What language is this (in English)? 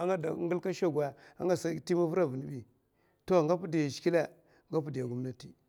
Mafa